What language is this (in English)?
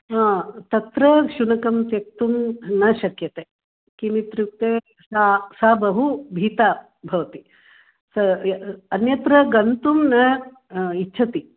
Sanskrit